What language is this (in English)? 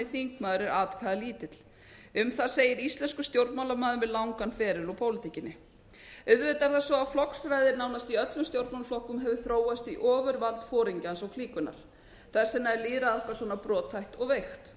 Icelandic